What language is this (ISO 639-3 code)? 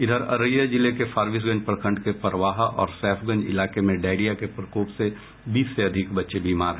hin